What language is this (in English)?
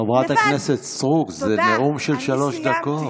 Hebrew